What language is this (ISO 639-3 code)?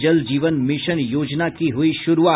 hin